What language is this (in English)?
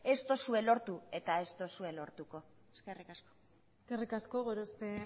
Basque